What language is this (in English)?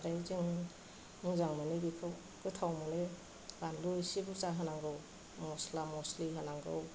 Bodo